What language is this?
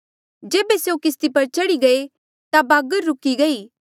Mandeali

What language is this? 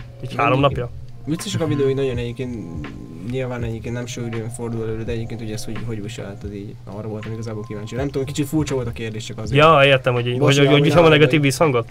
Hungarian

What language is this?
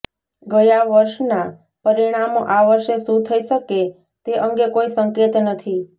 Gujarati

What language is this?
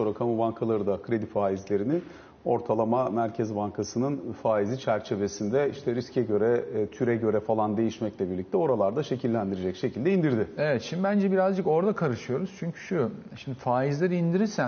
Turkish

